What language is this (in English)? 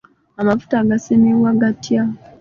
Ganda